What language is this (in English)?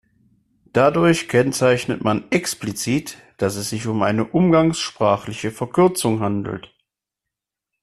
German